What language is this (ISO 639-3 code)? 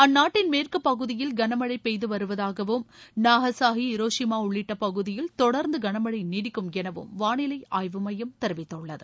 tam